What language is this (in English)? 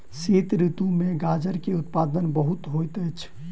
Maithili